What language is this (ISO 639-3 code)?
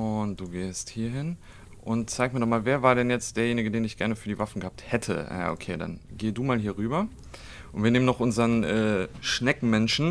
deu